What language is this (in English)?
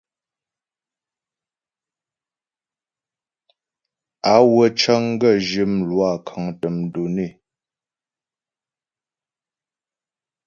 Ghomala